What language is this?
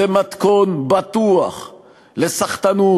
Hebrew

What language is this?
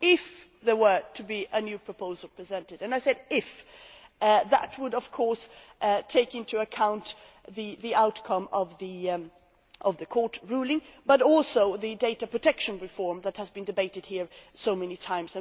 English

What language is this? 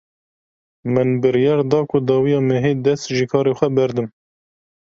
Kurdish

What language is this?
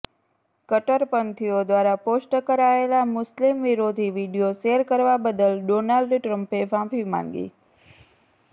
Gujarati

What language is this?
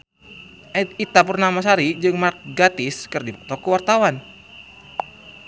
Sundanese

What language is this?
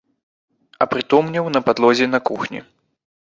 Belarusian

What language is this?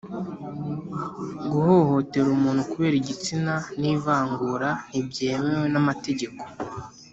Kinyarwanda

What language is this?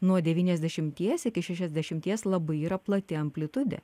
Lithuanian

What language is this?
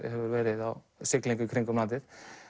Icelandic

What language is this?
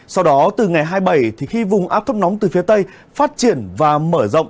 Vietnamese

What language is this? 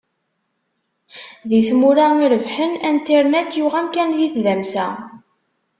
Kabyle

